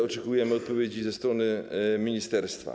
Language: Polish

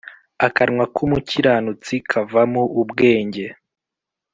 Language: Kinyarwanda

